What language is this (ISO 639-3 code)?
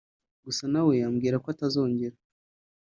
kin